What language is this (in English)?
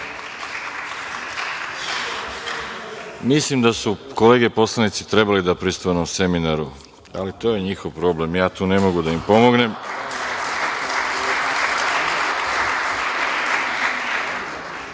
Serbian